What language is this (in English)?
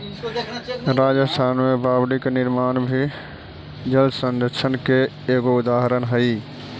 Magahi